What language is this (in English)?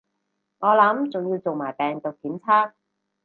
Cantonese